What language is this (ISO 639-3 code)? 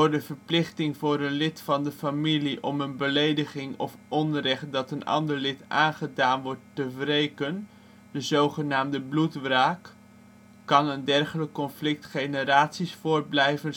nld